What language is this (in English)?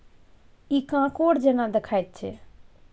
Maithili